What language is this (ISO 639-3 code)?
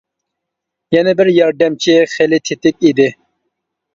uig